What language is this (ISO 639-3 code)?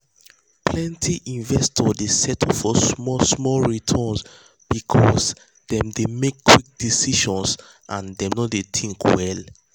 pcm